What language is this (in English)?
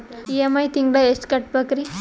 Kannada